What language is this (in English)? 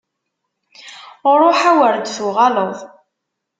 Kabyle